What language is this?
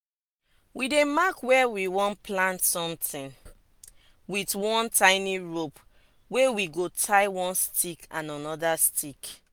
Nigerian Pidgin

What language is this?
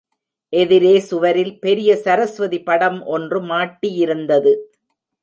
Tamil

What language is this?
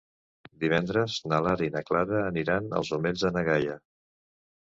Catalan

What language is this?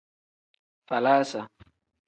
Tem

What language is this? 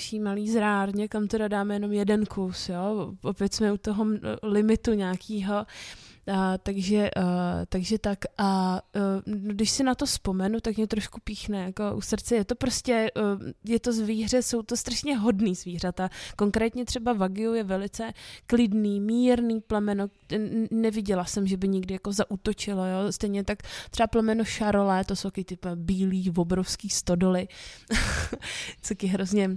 Czech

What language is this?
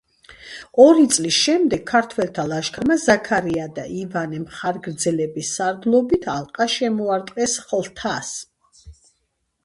Georgian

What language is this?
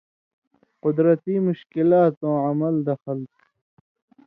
Indus Kohistani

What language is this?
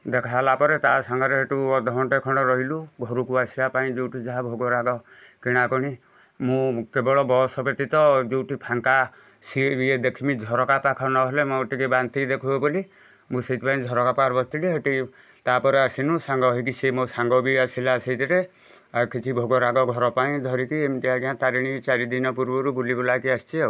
Odia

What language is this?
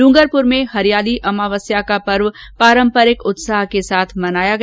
Hindi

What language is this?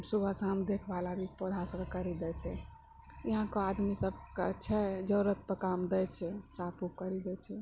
Maithili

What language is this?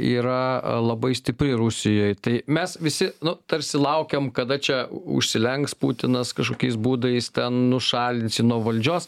Lithuanian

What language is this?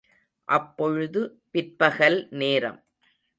Tamil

